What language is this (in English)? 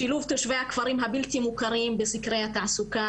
Hebrew